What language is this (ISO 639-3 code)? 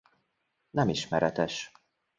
hun